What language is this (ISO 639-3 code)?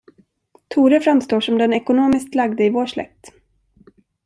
swe